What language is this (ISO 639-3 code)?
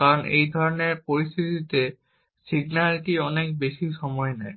ben